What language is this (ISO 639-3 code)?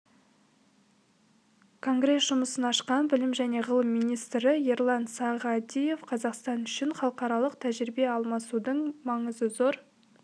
kaz